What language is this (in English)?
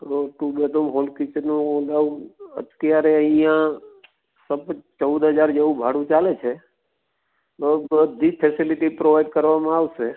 Gujarati